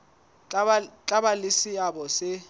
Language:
Southern Sotho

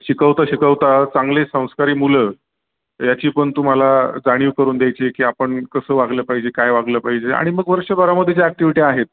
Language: Marathi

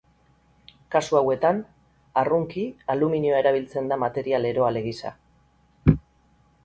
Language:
Basque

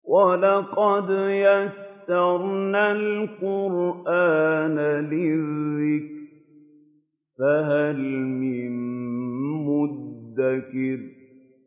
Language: Arabic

